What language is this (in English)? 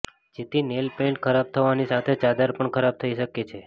Gujarati